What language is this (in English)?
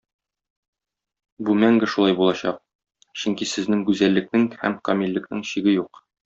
Tatar